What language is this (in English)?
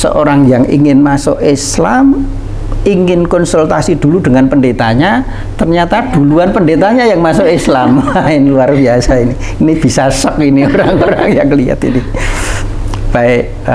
Indonesian